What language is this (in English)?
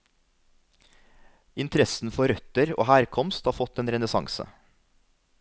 Norwegian